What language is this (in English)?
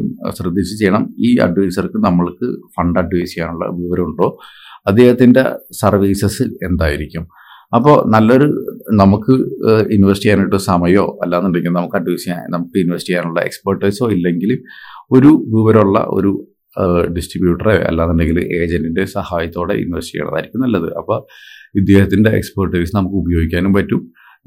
Malayalam